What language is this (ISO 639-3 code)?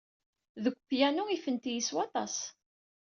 kab